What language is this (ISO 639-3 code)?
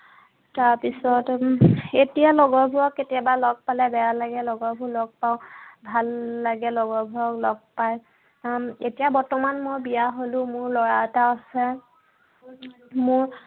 asm